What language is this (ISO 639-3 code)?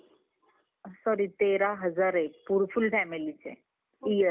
mar